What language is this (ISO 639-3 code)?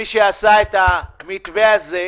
heb